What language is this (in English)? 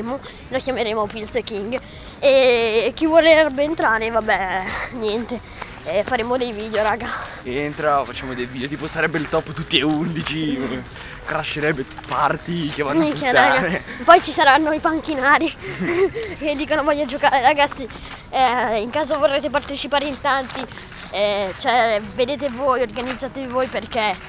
Italian